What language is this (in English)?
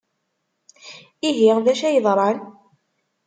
Kabyle